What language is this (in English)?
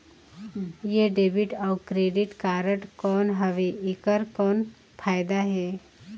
Chhattisgarhi